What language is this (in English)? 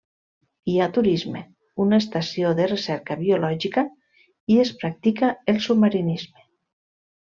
Catalan